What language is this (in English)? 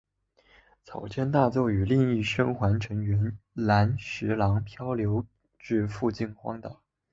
Chinese